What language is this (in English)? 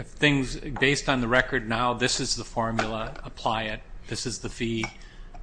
English